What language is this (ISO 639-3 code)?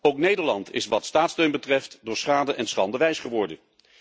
nld